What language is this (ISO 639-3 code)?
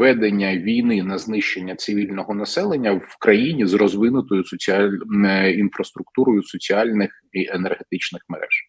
ukr